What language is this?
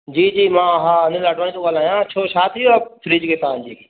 Sindhi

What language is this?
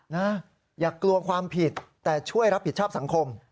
Thai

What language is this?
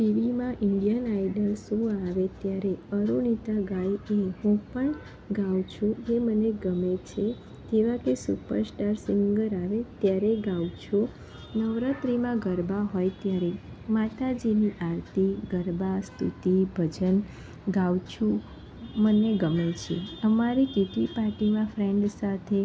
Gujarati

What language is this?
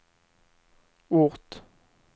Swedish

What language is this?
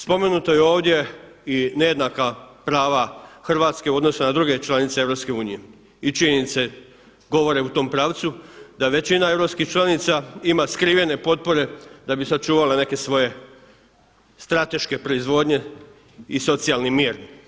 Croatian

